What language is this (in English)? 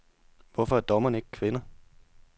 Danish